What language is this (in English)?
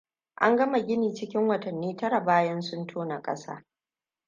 Hausa